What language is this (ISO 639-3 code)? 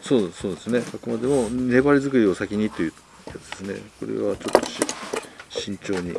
jpn